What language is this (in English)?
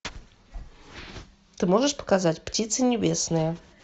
Russian